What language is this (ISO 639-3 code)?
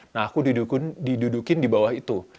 ind